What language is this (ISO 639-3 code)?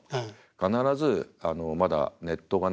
jpn